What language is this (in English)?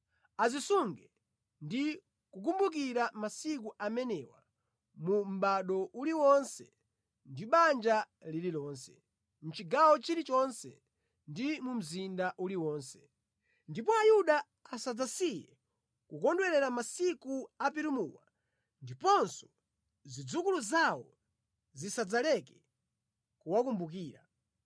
Nyanja